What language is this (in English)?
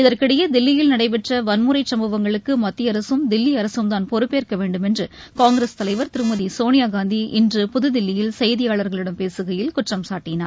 Tamil